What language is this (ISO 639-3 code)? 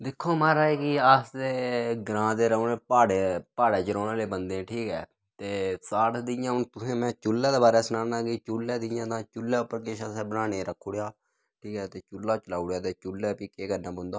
doi